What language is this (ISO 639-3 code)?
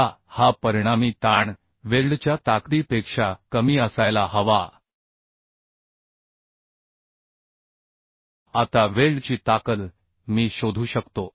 mar